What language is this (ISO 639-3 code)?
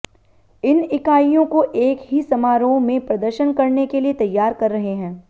hin